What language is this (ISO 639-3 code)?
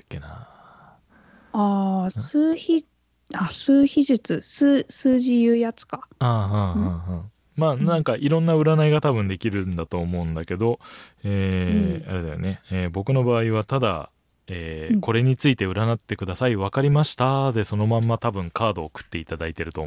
jpn